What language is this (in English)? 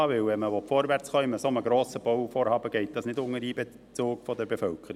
Swiss German